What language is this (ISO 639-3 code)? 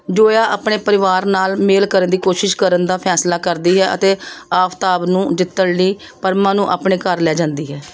pan